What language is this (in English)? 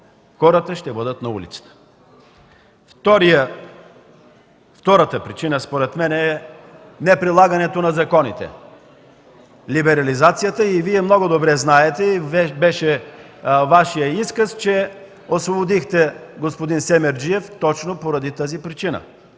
Bulgarian